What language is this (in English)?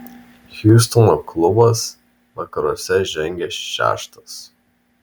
Lithuanian